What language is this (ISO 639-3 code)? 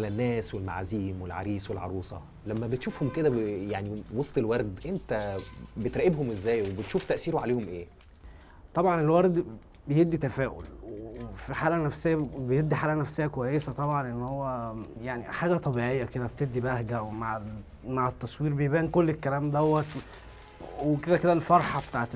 ara